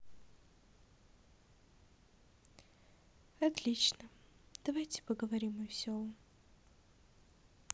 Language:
Russian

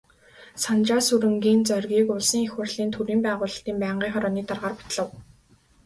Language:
Mongolian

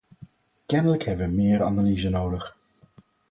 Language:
Dutch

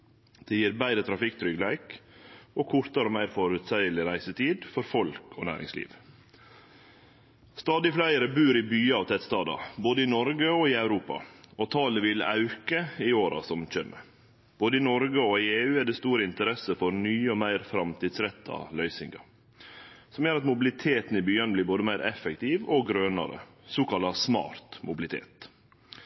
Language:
Norwegian Nynorsk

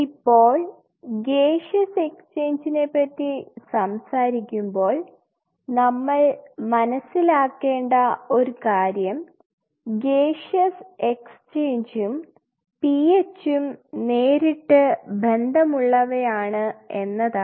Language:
Malayalam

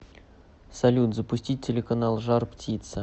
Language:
Russian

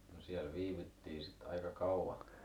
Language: Finnish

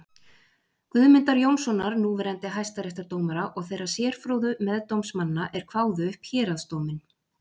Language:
Icelandic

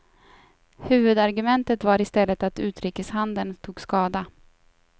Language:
Swedish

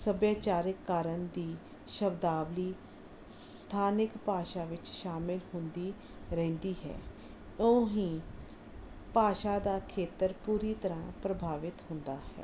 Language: Punjabi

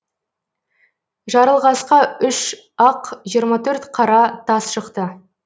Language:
Kazakh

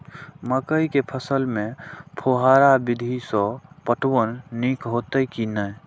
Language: Maithili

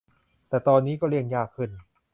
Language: Thai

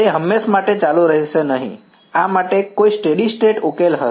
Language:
Gujarati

